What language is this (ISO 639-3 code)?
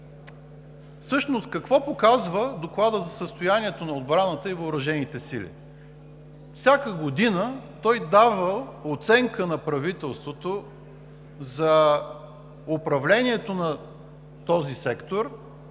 bul